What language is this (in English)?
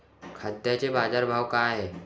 Marathi